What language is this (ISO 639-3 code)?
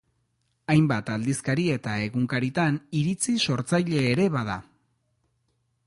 eus